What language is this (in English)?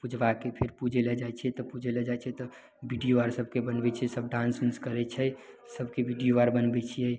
Maithili